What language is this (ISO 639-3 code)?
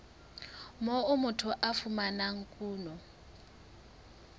sot